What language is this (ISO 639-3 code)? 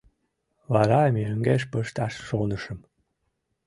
chm